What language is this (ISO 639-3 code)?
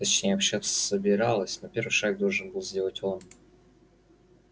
rus